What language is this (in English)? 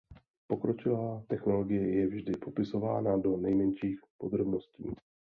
Czech